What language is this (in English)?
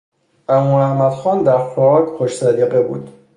Persian